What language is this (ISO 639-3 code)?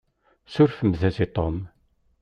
kab